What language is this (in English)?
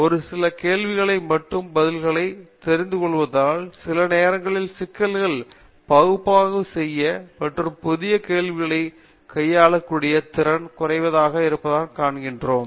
Tamil